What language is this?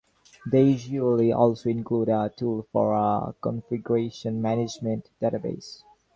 English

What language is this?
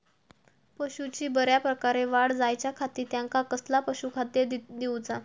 Marathi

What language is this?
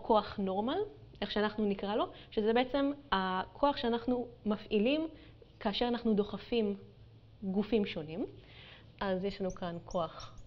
Hebrew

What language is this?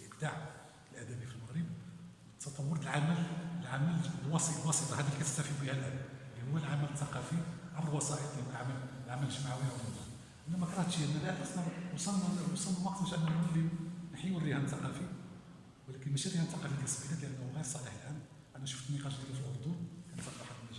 Arabic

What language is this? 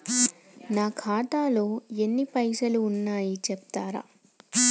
Telugu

